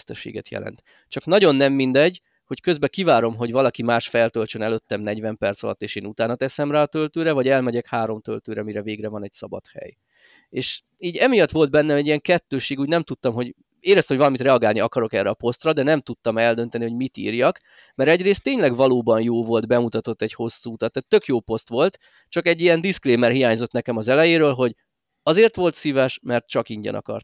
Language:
Hungarian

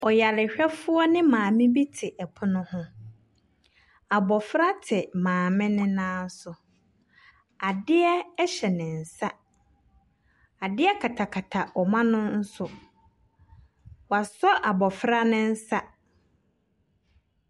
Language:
Akan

